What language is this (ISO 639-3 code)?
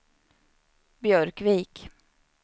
swe